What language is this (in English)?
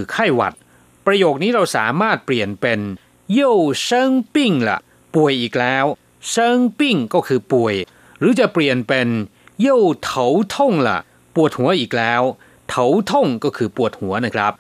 Thai